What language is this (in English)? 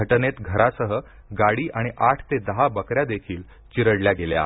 Marathi